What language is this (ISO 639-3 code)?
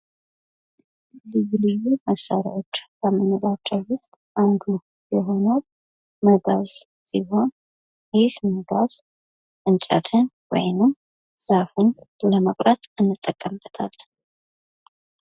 amh